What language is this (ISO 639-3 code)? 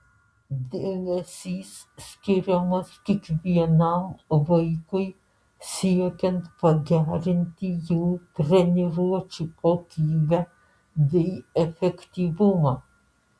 lit